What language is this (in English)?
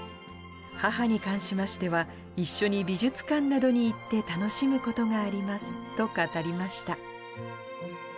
Japanese